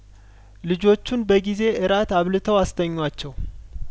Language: Amharic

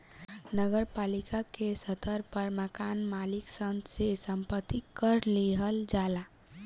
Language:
Bhojpuri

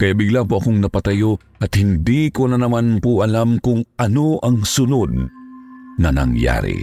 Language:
Filipino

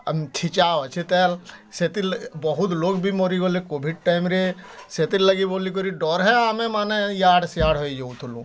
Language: Odia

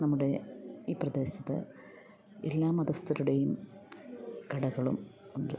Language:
Malayalam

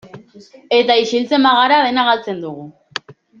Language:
Basque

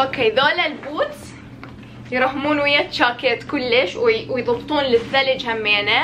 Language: Arabic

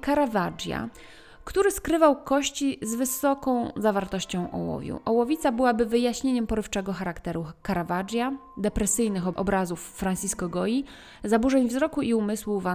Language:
Polish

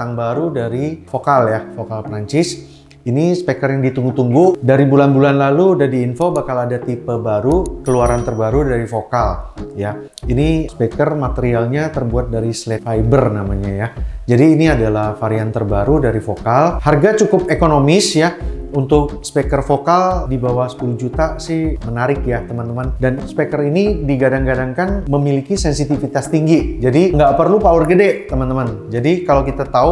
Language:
Indonesian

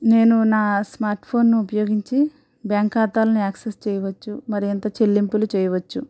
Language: Telugu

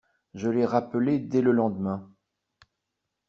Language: French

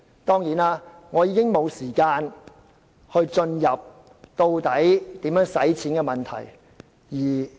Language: Cantonese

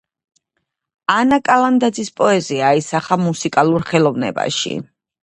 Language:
Georgian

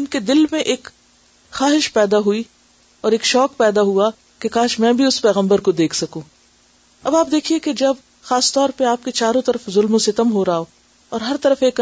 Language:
Urdu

